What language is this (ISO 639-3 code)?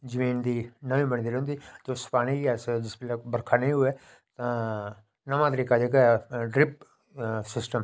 doi